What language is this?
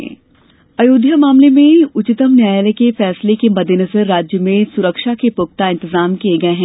Hindi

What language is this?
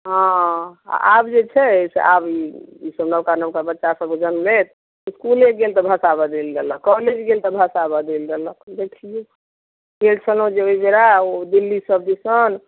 Maithili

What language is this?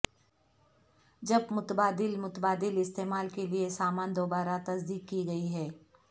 Urdu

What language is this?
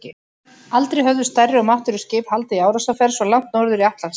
Icelandic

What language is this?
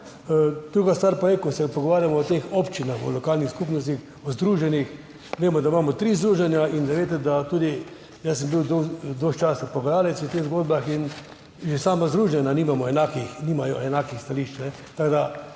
Slovenian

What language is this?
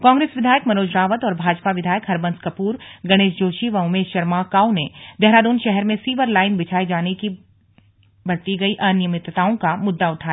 Hindi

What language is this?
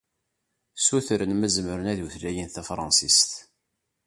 Kabyle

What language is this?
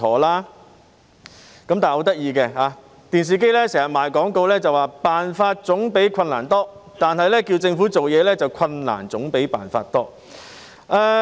Cantonese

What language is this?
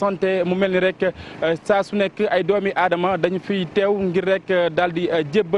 French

